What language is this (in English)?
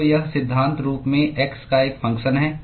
Hindi